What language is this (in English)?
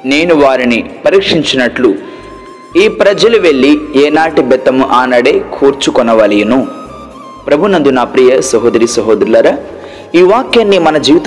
Telugu